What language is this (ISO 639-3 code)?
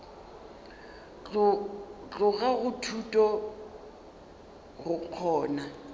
nso